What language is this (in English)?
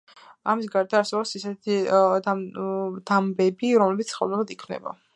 Georgian